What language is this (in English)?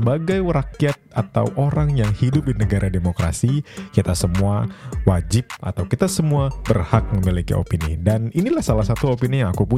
Indonesian